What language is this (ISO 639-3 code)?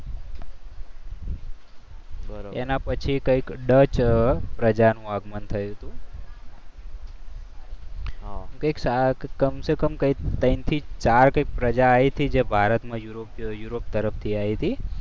guj